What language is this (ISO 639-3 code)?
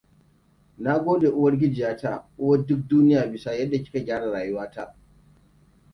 hau